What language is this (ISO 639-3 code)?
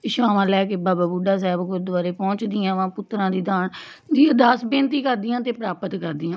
pan